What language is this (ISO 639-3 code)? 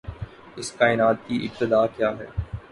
urd